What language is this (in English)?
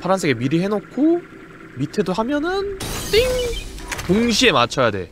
Korean